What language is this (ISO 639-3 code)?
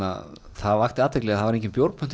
isl